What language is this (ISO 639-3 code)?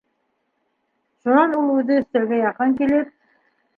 bak